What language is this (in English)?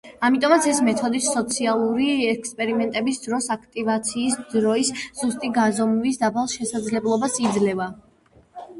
Georgian